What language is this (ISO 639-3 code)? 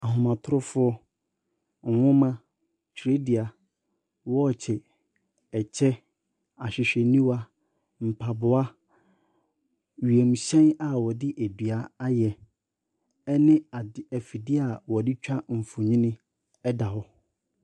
aka